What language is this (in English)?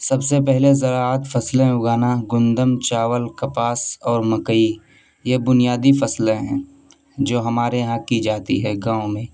Urdu